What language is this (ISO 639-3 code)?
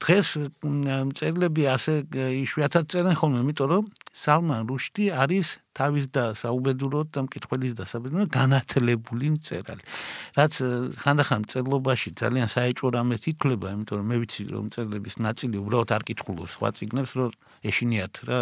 ron